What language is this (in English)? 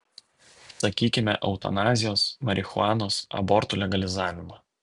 Lithuanian